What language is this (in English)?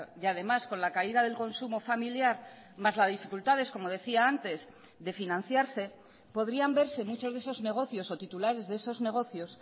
Spanish